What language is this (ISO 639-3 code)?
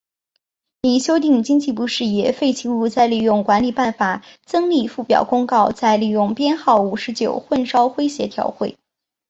zho